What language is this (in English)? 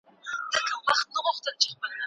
Pashto